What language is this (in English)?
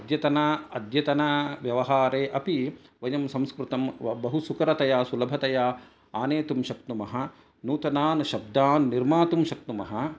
Sanskrit